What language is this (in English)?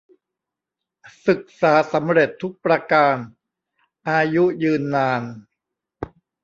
Thai